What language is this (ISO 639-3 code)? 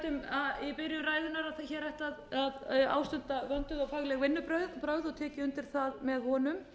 isl